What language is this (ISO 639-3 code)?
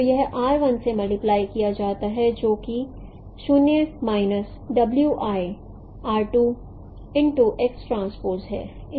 hin